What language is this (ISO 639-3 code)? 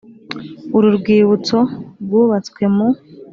kin